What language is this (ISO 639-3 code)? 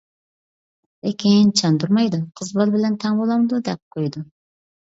uig